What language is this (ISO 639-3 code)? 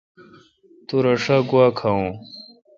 xka